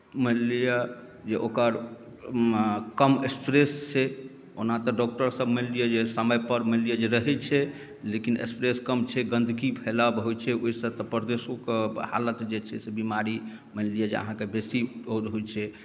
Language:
Maithili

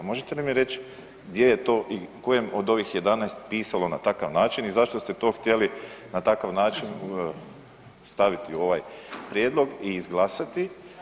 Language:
Croatian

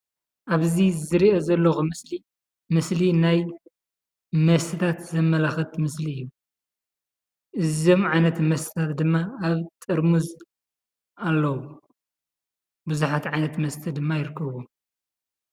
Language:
Tigrinya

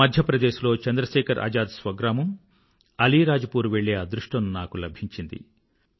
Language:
Telugu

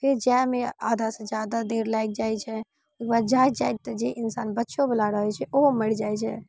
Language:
Maithili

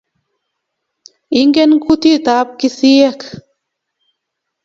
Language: Kalenjin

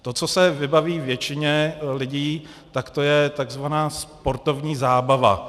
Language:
Czech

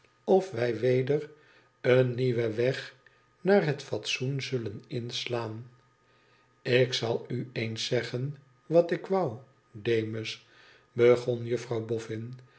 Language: Dutch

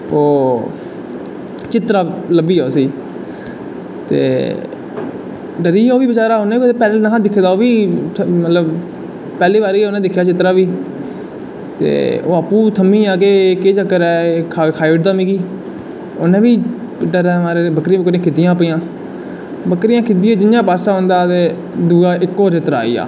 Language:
Dogri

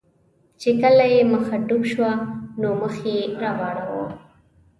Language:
Pashto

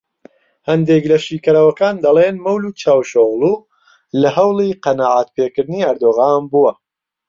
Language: Central Kurdish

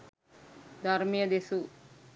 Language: Sinhala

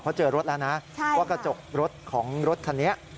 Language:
Thai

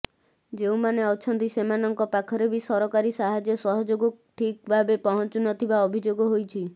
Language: Odia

